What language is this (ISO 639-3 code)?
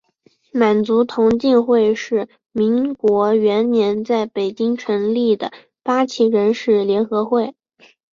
zho